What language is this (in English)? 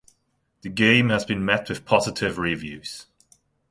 English